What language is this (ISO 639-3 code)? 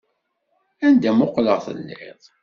kab